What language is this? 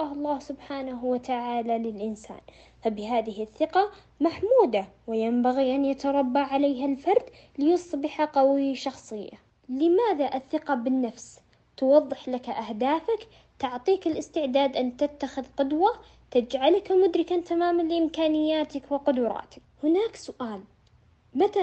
Arabic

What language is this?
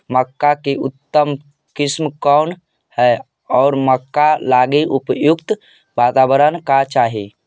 Magahi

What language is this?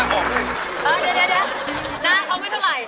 Thai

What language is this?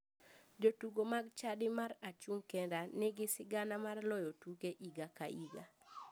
Luo (Kenya and Tanzania)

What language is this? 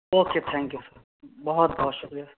Urdu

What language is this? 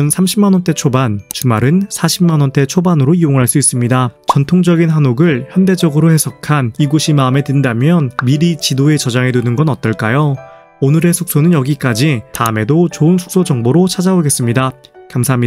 Korean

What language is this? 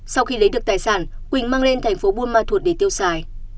Vietnamese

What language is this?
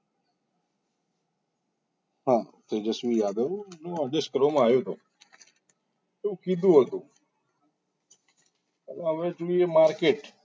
Gujarati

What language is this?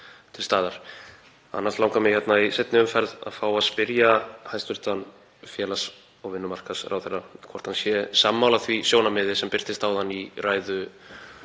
Icelandic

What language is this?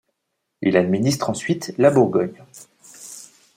French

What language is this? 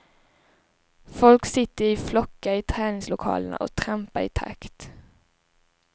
Swedish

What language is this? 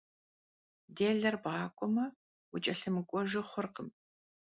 Kabardian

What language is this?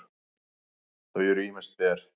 Icelandic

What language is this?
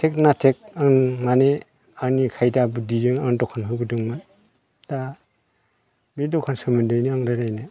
Bodo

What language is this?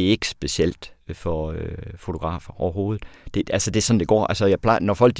Danish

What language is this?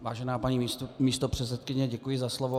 Czech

